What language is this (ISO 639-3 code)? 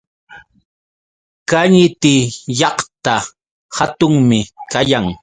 qux